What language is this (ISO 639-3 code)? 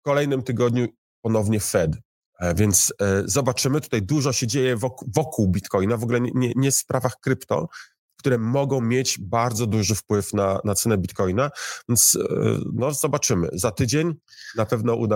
pol